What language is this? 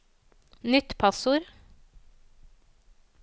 Norwegian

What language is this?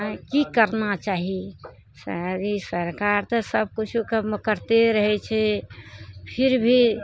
Maithili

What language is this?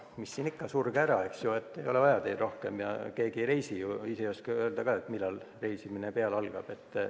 Estonian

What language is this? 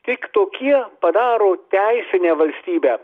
Lithuanian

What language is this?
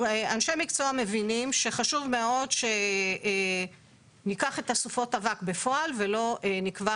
Hebrew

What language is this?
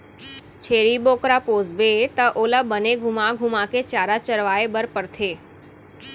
Chhattisgarhi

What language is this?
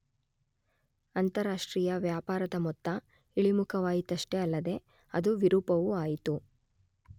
Kannada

